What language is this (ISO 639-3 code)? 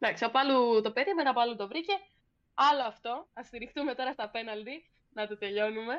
ell